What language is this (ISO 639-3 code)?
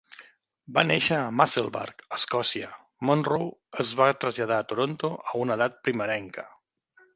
cat